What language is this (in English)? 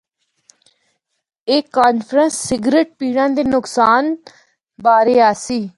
Northern Hindko